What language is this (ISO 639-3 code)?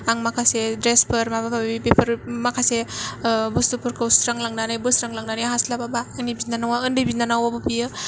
brx